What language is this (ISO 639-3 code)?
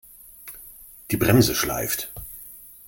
deu